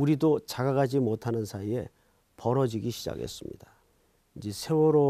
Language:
Korean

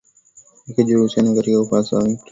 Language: Swahili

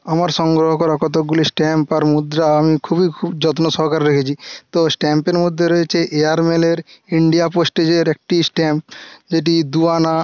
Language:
Bangla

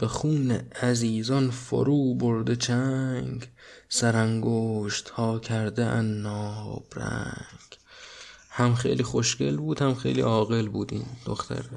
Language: Persian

